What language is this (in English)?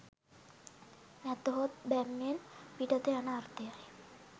Sinhala